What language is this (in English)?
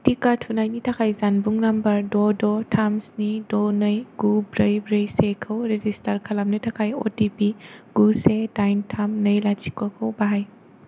Bodo